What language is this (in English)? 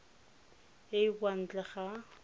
Tswana